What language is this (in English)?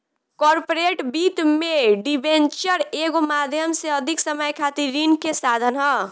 Bhojpuri